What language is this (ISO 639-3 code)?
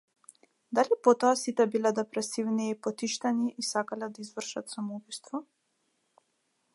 mkd